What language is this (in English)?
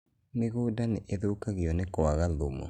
Kikuyu